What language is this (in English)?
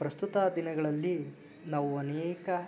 Kannada